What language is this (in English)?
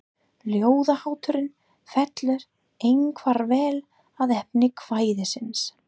Icelandic